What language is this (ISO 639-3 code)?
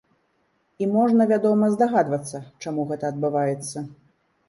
bel